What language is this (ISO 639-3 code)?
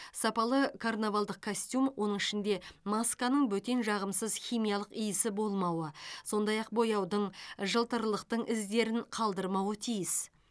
kaz